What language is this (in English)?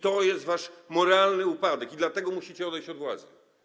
Polish